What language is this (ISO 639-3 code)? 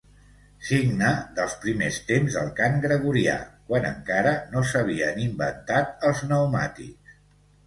cat